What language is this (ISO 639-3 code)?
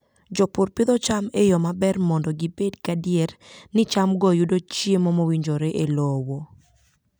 luo